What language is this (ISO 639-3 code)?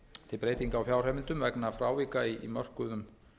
isl